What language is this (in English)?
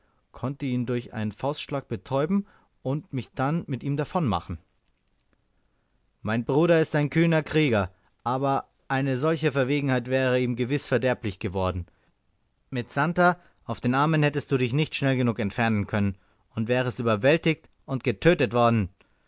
German